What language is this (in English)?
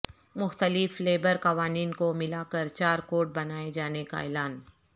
Urdu